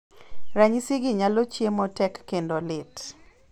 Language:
Luo (Kenya and Tanzania)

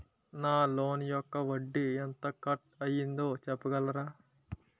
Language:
Telugu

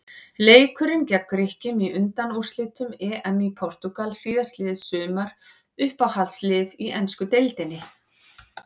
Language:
Icelandic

